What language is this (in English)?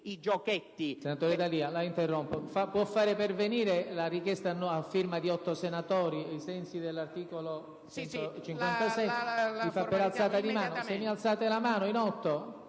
Italian